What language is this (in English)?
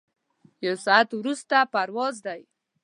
Pashto